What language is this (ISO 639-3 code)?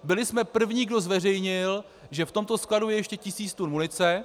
ces